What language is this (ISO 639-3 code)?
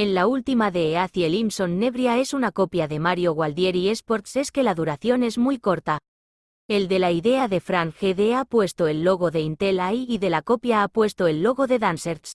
spa